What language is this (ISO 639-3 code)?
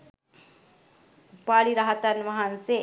sin